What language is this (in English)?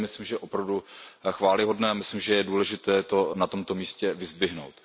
Czech